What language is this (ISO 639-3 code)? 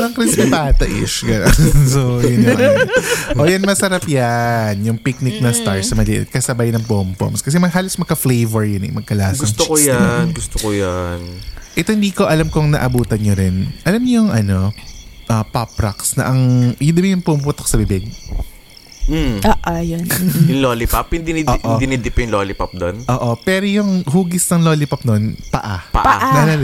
fil